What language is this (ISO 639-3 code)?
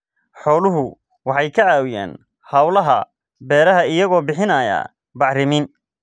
som